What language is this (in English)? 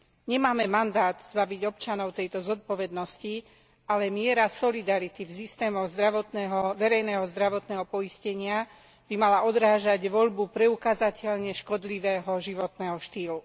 Slovak